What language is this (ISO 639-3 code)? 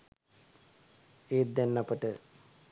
sin